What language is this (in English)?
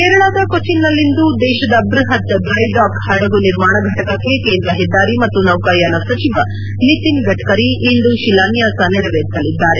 Kannada